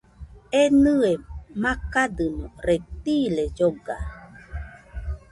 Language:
Nüpode Huitoto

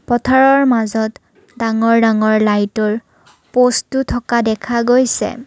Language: Assamese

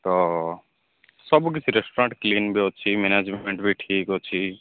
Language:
Odia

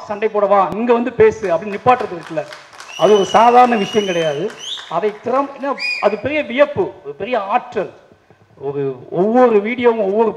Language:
Tamil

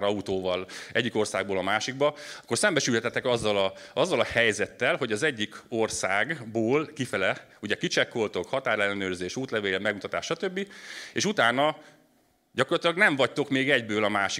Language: Hungarian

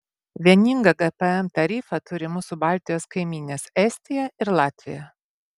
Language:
Lithuanian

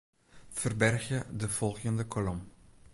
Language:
Western Frisian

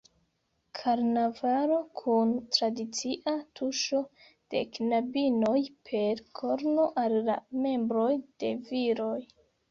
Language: Esperanto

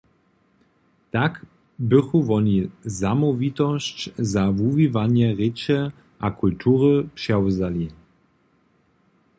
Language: Upper Sorbian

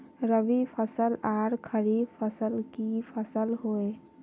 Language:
Magahi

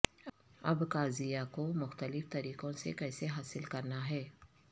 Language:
Urdu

